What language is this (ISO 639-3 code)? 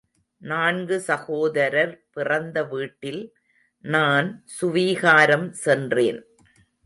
tam